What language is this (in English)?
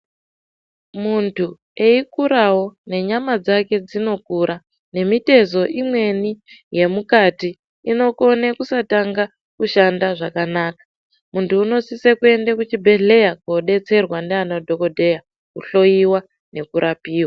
Ndau